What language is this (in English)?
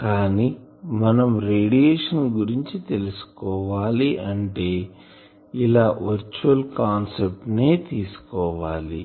Telugu